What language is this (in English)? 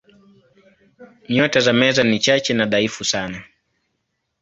Swahili